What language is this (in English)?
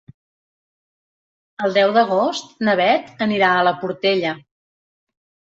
Catalan